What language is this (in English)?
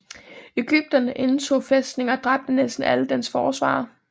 Danish